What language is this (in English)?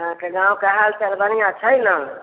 Maithili